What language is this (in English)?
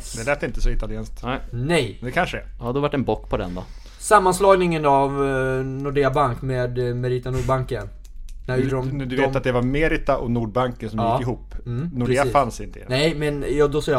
Swedish